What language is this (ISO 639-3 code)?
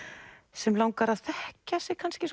isl